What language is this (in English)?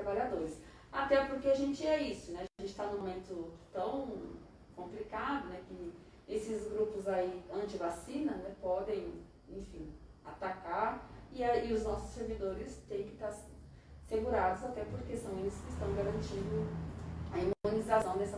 Portuguese